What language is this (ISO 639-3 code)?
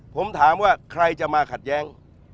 tha